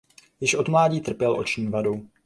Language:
Czech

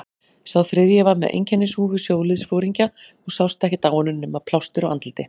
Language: Icelandic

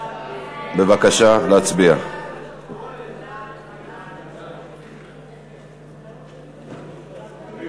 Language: Hebrew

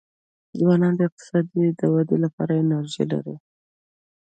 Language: Pashto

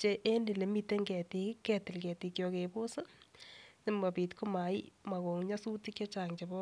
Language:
Kalenjin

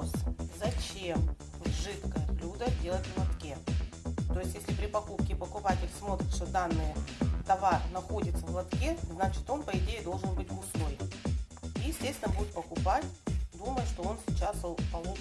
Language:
Russian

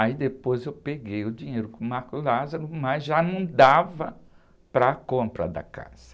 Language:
Portuguese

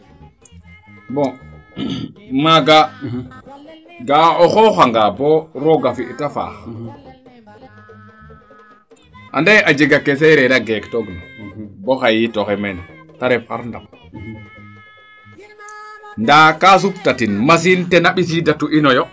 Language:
Serer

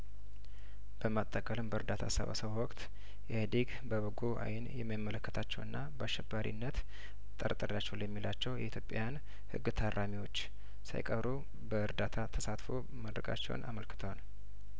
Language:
Amharic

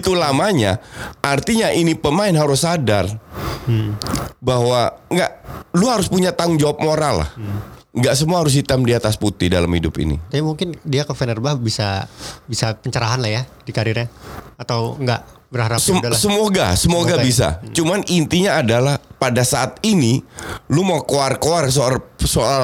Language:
Indonesian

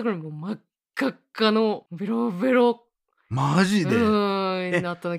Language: Japanese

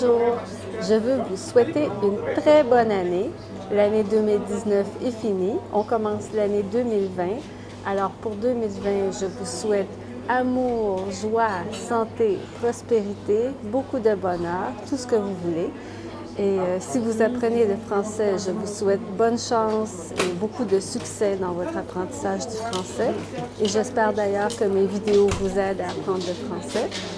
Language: French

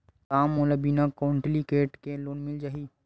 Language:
Chhattisgarhi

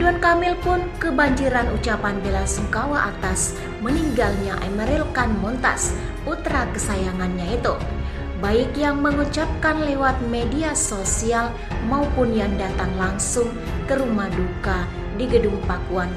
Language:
Indonesian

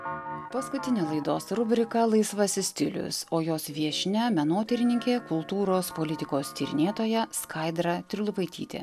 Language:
Lithuanian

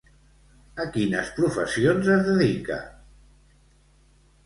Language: Catalan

